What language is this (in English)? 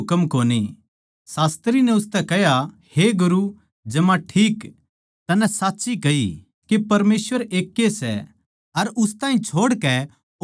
Haryanvi